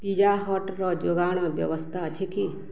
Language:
Odia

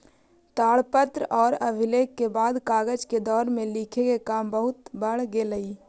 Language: Magahi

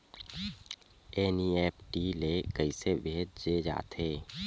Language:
Chhattisgarhi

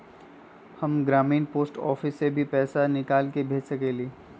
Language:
Magahi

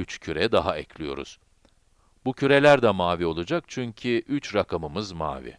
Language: Turkish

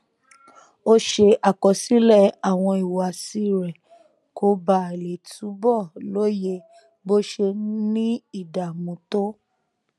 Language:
Yoruba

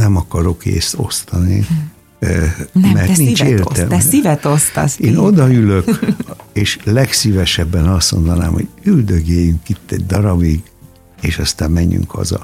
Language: Hungarian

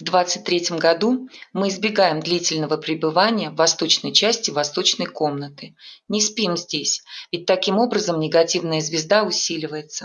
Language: Russian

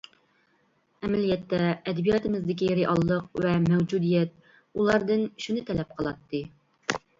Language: Uyghur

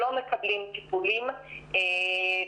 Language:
Hebrew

